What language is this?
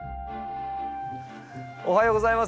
Japanese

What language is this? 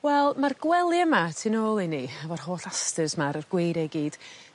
Welsh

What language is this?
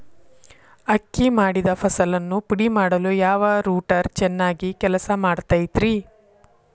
Kannada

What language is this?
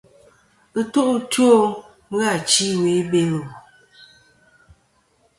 Kom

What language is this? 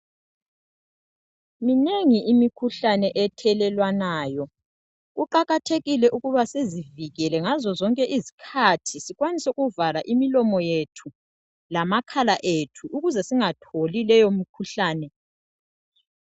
North Ndebele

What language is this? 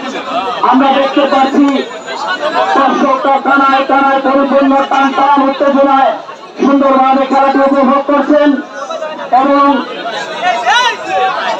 Arabic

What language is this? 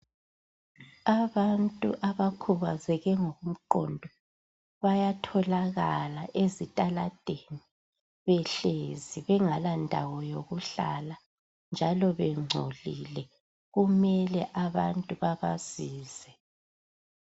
North Ndebele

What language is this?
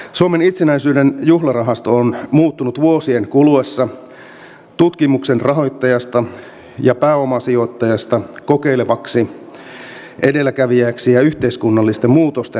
Finnish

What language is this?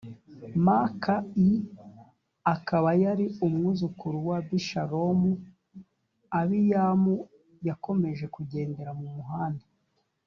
Kinyarwanda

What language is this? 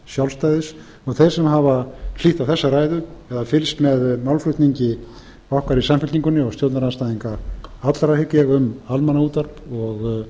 Icelandic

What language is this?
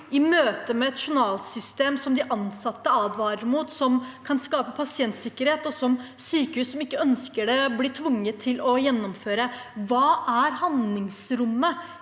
Norwegian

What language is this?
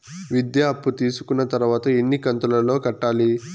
Telugu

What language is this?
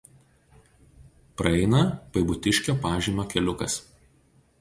Lithuanian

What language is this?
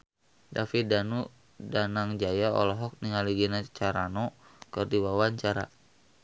Sundanese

